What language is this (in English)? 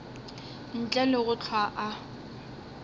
Northern Sotho